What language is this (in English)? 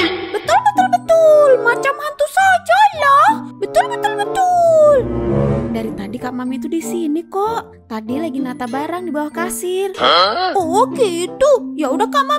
Indonesian